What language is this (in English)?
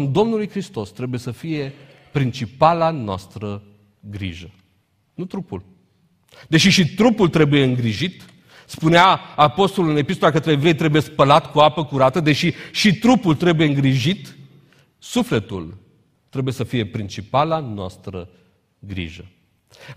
Romanian